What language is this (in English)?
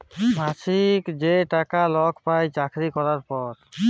Bangla